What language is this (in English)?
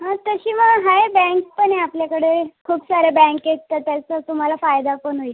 Marathi